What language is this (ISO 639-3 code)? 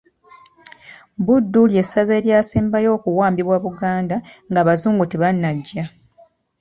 lug